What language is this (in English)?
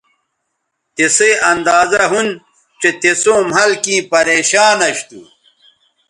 Bateri